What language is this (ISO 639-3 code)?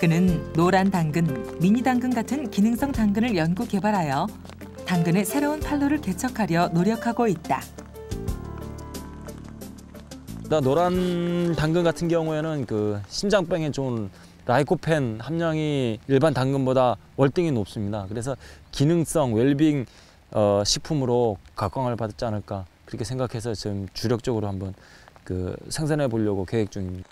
kor